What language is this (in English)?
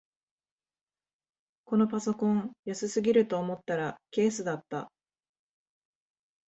Japanese